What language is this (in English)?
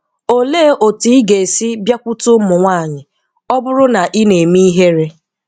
Igbo